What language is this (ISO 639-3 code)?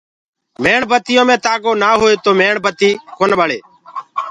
ggg